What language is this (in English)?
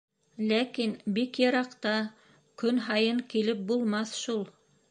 Bashkir